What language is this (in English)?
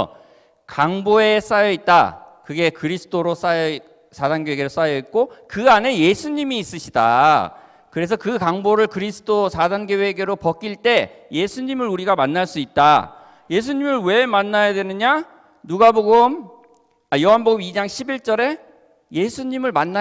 Korean